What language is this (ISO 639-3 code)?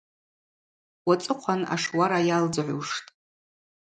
abq